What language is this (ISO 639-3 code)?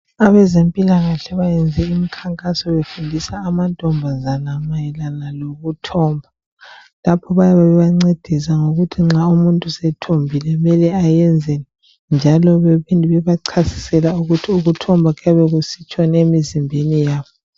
nde